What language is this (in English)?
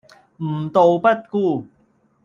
Cantonese